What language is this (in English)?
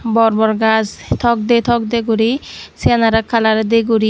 Chakma